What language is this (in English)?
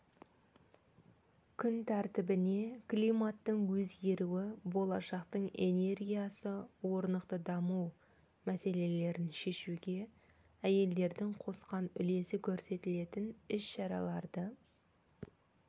Kazakh